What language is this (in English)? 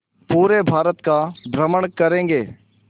Hindi